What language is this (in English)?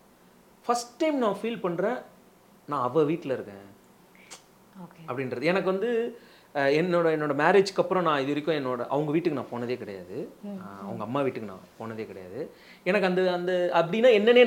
Tamil